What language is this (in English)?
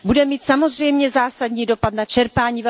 Czech